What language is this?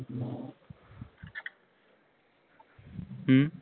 Punjabi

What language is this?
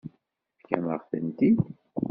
Kabyle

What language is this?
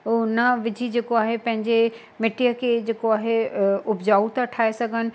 Sindhi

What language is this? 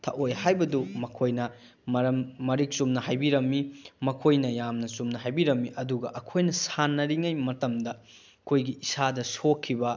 Manipuri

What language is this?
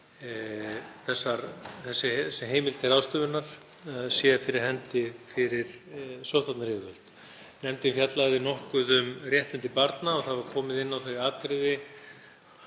Icelandic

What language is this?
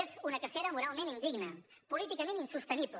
Catalan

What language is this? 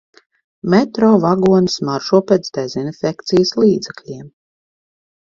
Latvian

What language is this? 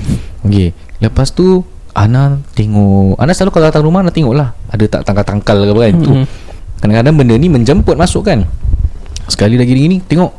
Malay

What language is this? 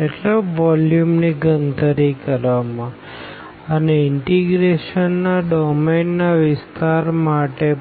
Gujarati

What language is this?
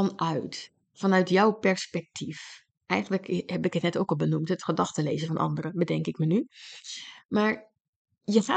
Dutch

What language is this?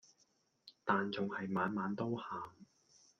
Cantonese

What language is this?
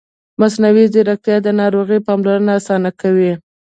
Pashto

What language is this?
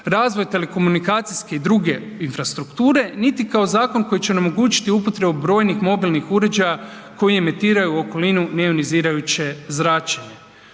Croatian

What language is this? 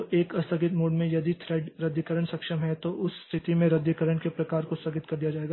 Hindi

